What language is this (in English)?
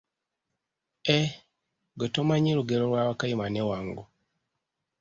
Ganda